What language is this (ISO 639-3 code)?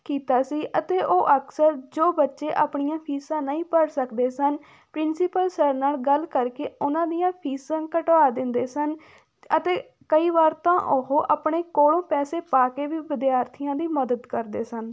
pan